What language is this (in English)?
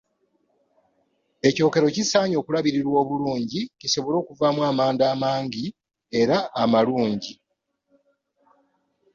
Ganda